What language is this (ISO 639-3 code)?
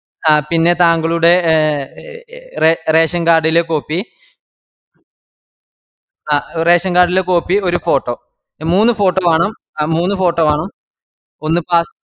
mal